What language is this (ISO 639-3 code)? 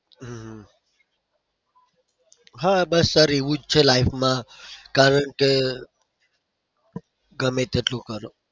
guj